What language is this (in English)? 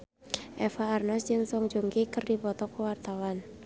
Sundanese